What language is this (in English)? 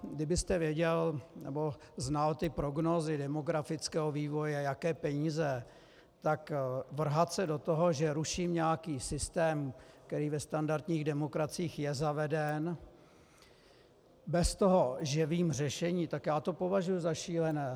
Czech